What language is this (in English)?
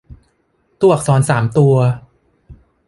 Thai